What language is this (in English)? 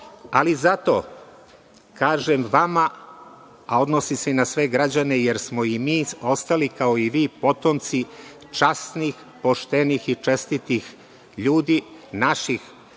Serbian